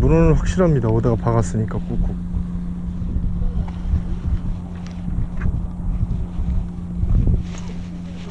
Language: Korean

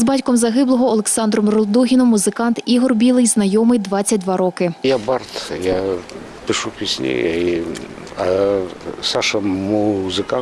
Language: Ukrainian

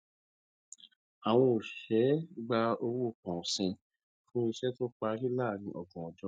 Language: Yoruba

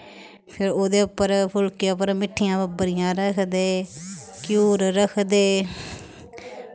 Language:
Dogri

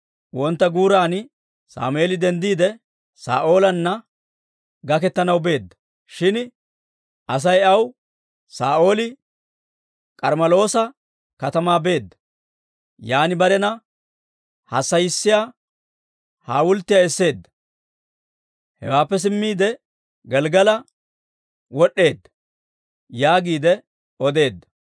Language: Dawro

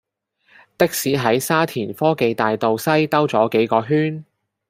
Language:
Cantonese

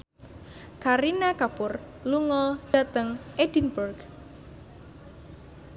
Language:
Javanese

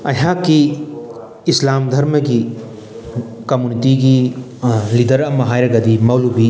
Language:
Manipuri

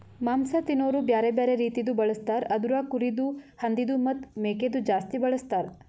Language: Kannada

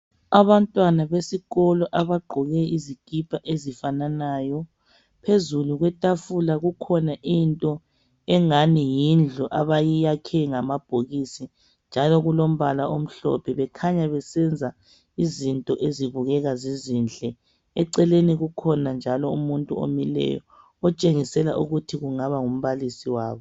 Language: North Ndebele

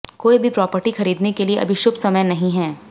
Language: Hindi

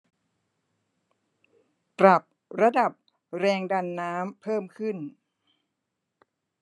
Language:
Thai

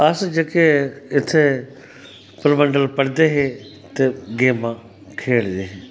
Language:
Dogri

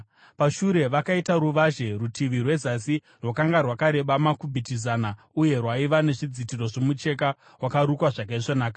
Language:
Shona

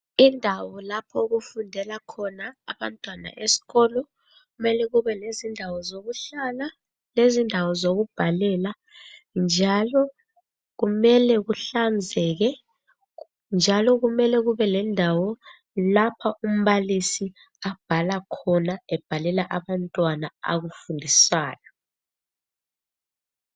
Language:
North Ndebele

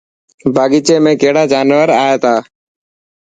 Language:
Dhatki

